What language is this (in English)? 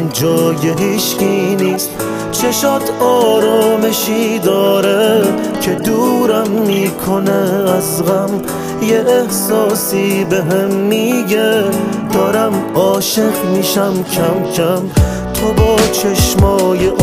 Persian